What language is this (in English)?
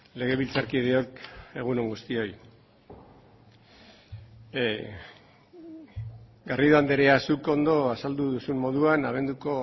Basque